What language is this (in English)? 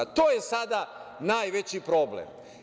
Serbian